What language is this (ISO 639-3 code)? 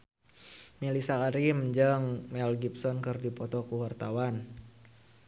sun